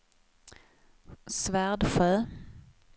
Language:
Swedish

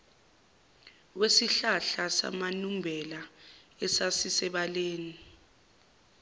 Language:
Zulu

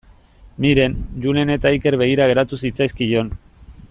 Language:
Basque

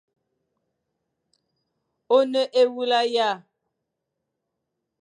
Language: Fang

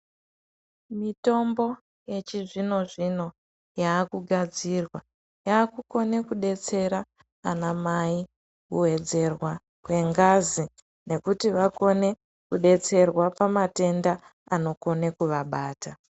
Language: Ndau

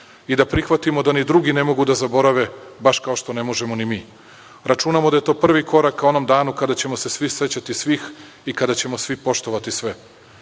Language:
Serbian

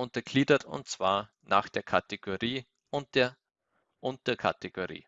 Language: German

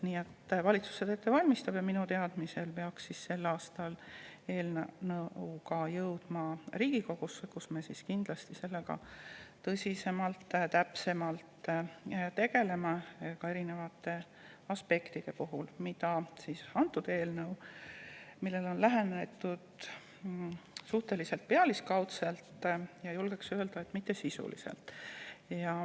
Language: Estonian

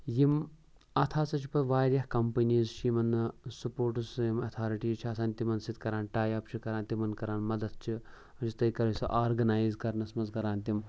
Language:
Kashmiri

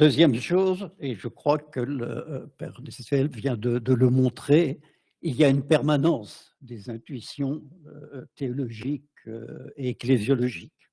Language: French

